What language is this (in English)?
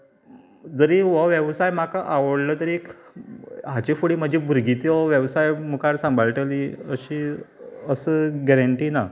Konkani